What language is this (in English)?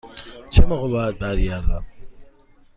Persian